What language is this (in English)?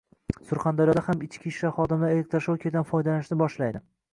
Uzbek